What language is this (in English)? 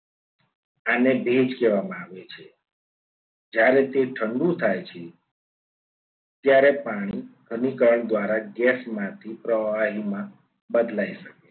Gujarati